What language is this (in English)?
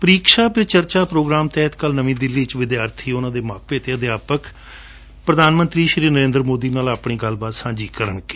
Punjabi